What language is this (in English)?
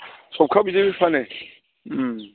Bodo